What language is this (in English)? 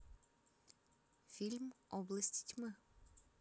Russian